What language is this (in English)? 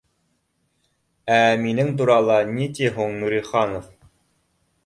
Bashkir